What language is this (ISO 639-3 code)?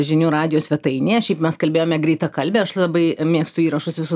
lit